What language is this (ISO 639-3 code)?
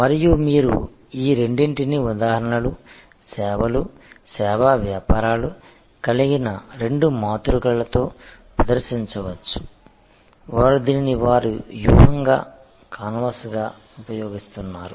tel